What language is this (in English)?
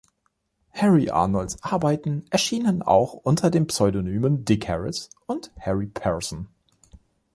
German